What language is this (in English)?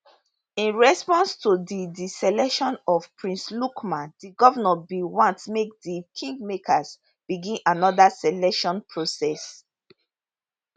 Nigerian Pidgin